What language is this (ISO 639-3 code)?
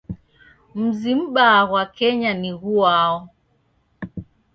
dav